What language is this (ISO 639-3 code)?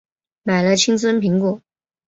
zho